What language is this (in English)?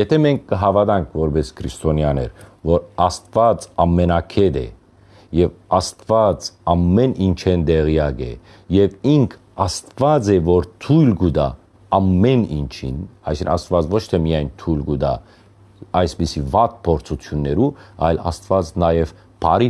Armenian